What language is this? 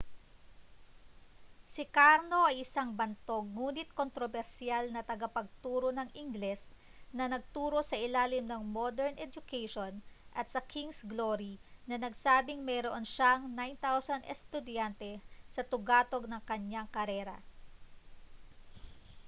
Filipino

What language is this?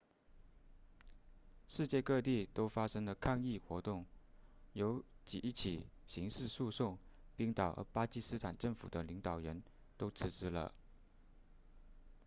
Chinese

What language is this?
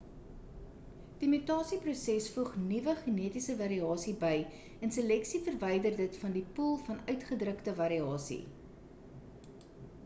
Afrikaans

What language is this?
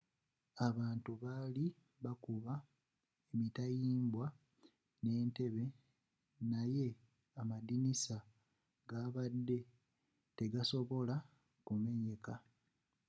Ganda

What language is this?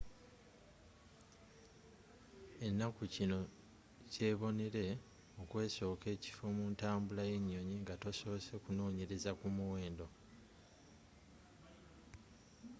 Ganda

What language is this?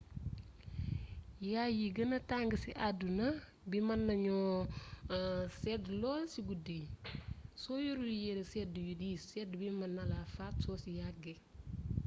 Wolof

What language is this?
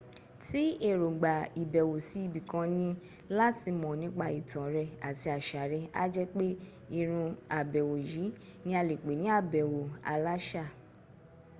Yoruba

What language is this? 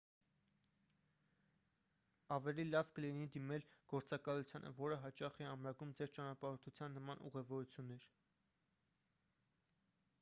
Armenian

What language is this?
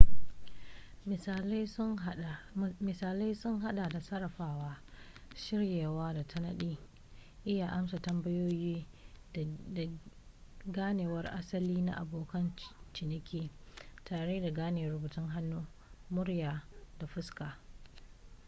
Hausa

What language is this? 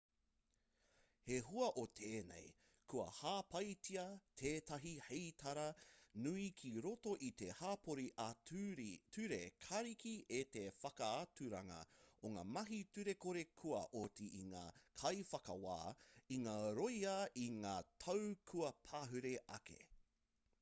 Māori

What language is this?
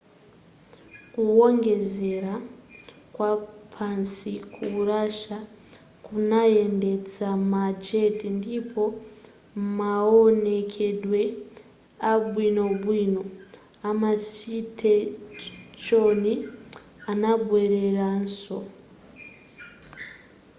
Nyanja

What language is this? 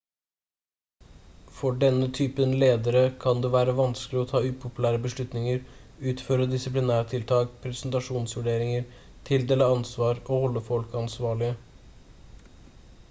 Norwegian Bokmål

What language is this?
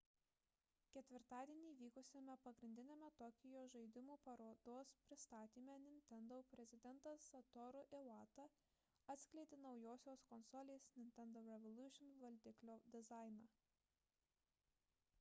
Lithuanian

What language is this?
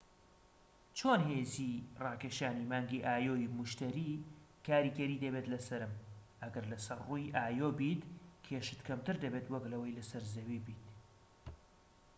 Central Kurdish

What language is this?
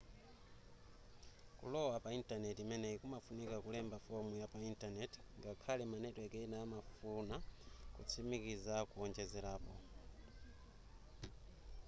Nyanja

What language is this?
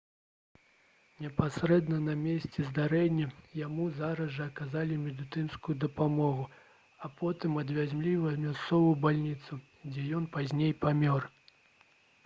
Belarusian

